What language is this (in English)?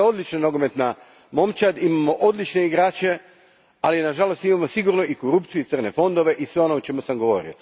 Croatian